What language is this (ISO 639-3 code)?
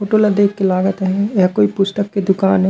hne